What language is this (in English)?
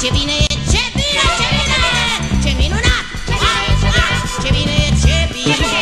Romanian